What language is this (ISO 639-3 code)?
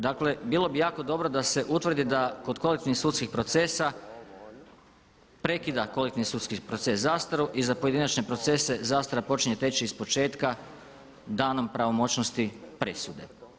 hrv